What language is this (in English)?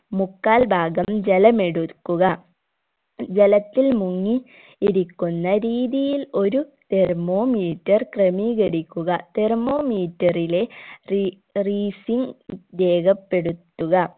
Malayalam